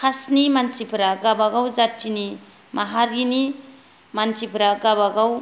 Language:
Bodo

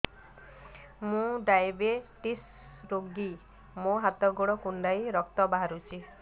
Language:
Odia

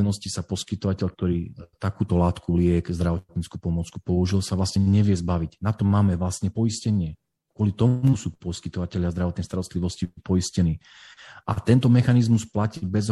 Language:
Slovak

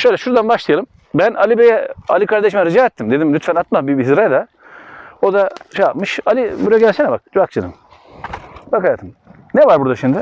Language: Turkish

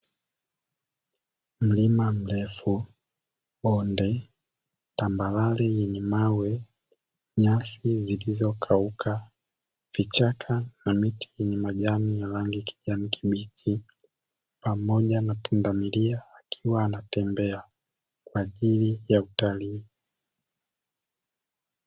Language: Swahili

